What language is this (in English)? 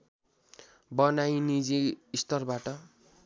Nepali